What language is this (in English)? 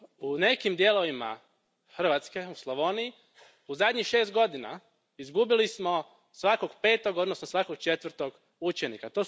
Croatian